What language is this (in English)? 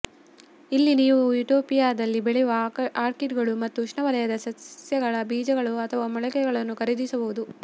Kannada